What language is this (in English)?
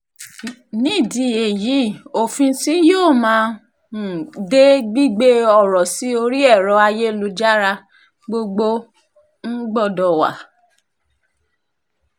Yoruba